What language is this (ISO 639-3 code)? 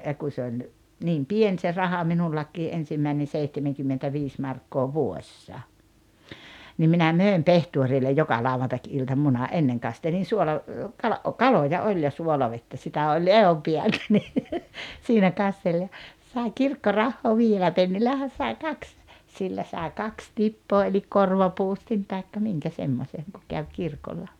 fin